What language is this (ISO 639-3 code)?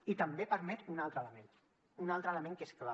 cat